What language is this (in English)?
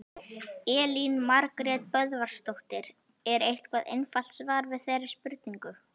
Icelandic